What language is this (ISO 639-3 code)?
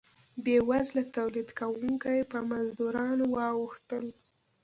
pus